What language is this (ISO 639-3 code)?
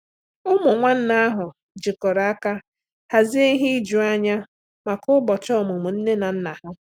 ibo